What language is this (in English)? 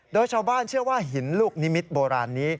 Thai